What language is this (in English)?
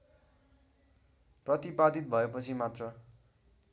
Nepali